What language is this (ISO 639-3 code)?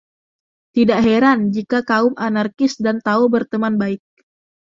ind